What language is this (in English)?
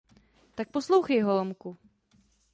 Czech